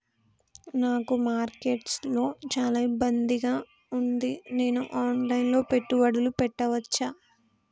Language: Telugu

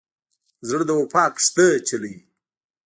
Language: Pashto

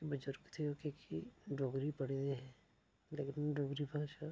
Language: Dogri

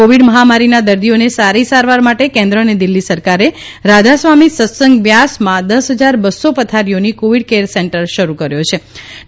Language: Gujarati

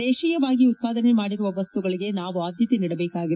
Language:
Kannada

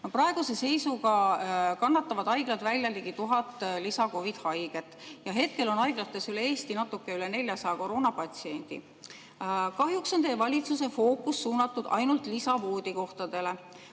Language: Estonian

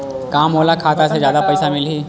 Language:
Chhattisgarhi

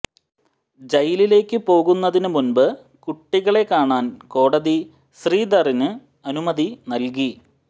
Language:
Malayalam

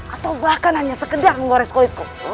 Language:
Indonesian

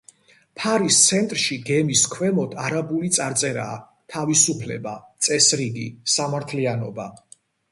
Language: Georgian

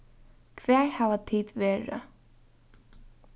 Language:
Faroese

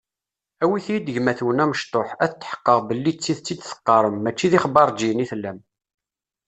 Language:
Kabyle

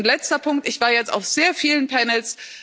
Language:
German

